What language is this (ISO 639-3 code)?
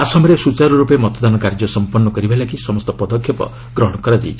ori